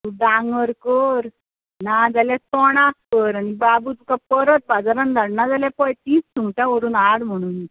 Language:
Konkani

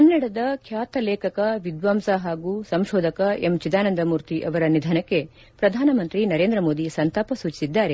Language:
Kannada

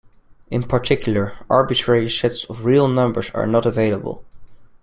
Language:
English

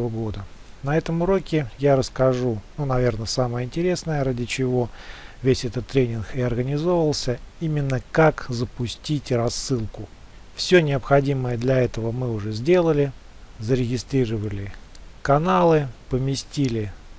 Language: Russian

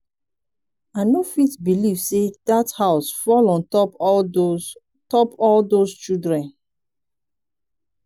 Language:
Nigerian Pidgin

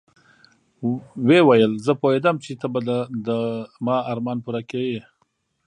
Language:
Pashto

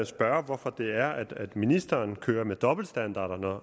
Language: Danish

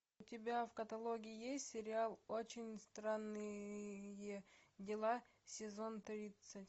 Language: Russian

